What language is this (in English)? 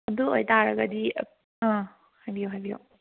Manipuri